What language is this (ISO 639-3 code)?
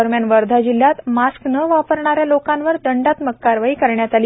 mar